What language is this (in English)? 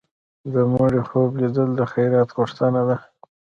Pashto